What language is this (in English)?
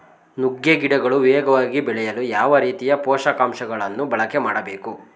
Kannada